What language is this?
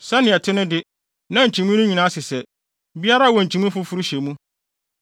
Akan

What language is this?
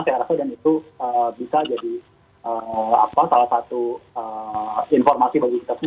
Indonesian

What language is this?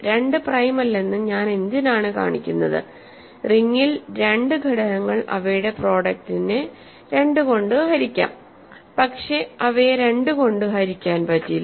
Malayalam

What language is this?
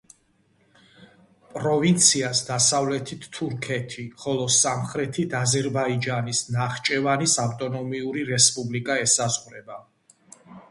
Georgian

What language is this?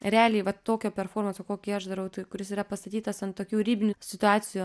Lithuanian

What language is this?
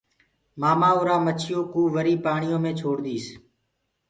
Gurgula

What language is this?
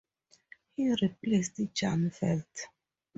English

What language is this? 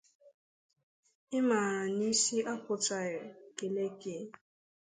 Igbo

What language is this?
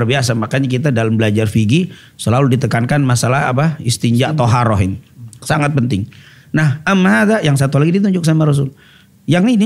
Indonesian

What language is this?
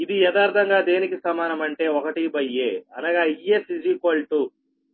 Telugu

